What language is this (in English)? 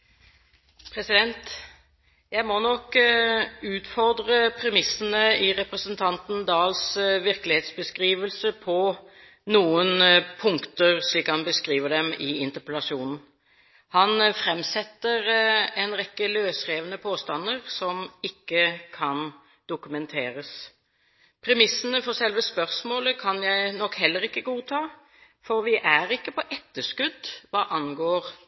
Norwegian Bokmål